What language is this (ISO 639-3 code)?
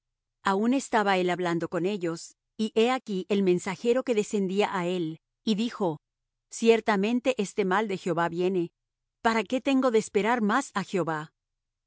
spa